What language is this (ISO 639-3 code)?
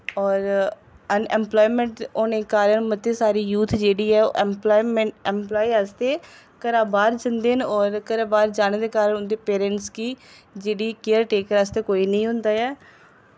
doi